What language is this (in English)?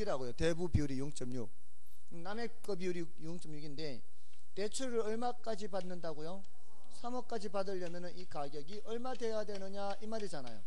Korean